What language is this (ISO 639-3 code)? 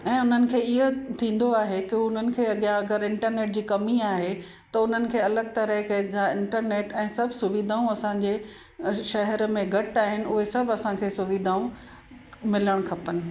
snd